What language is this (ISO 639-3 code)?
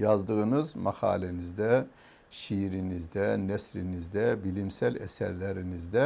tur